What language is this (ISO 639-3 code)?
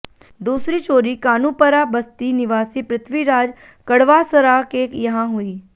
hin